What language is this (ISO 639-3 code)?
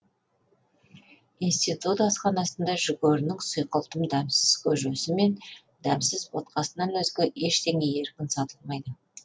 kaz